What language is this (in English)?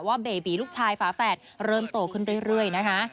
Thai